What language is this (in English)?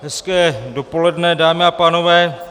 Czech